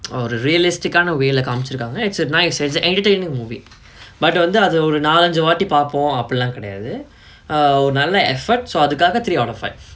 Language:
English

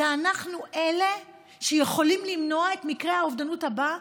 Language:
Hebrew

